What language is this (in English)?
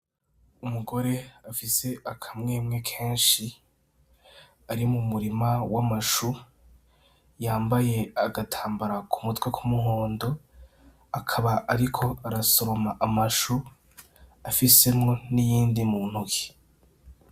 Rundi